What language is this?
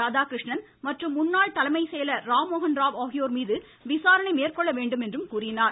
Tamil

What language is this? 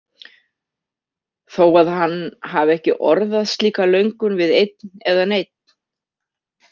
Icelandic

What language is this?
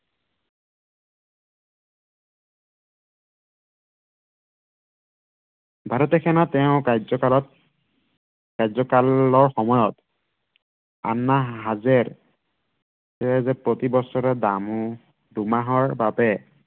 Assamese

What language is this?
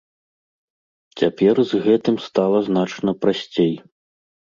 Belarusian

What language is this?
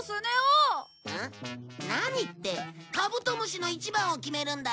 Japanese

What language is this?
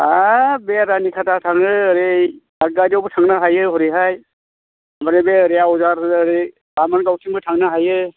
Bodo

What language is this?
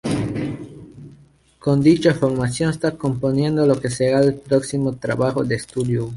Spanish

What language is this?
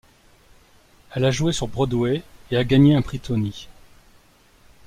French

